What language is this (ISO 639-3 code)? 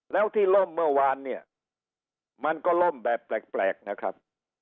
tha